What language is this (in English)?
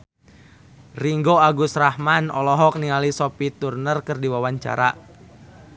Sundanese